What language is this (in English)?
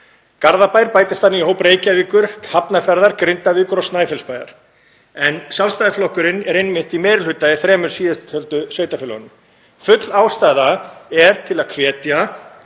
Icelandic